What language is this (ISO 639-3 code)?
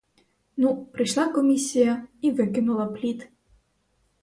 ukr